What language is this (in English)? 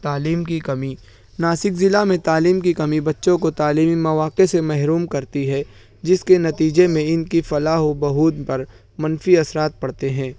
Urdu